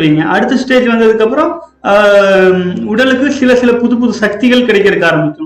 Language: Tamil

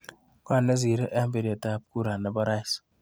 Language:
Kalenjin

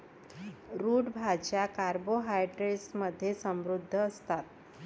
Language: Marathi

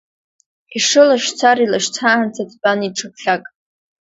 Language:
Abkhazian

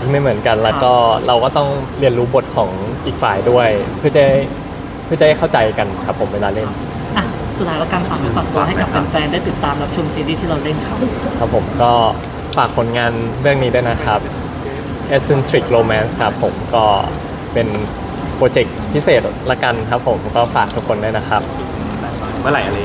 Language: Thai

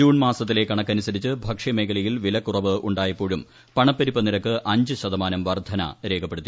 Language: Malayalam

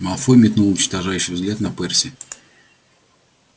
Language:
Russian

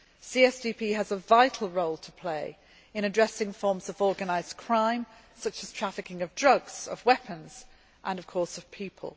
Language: English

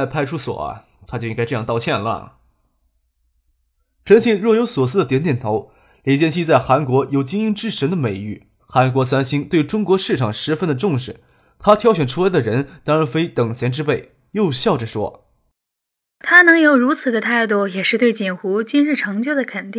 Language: Chinese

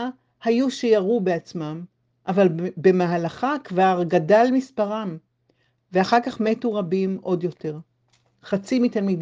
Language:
Hebrew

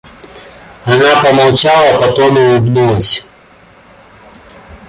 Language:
Russian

